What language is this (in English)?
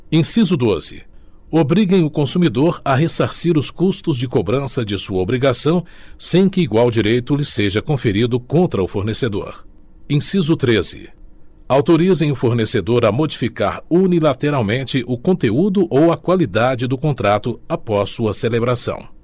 Portuguese